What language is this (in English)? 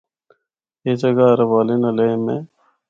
Northern Hindko